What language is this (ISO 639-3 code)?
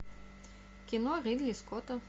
rus